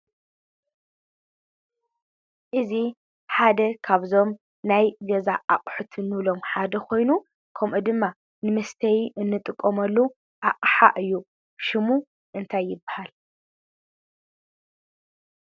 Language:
Tigrinya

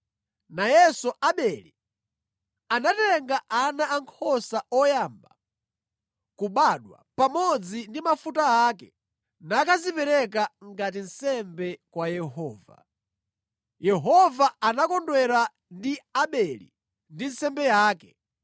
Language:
Nyanja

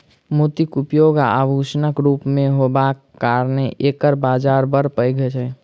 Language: Maithili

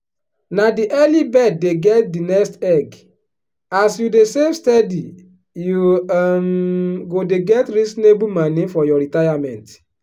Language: Nigerian Pidgin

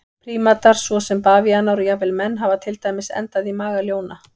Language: Icelandic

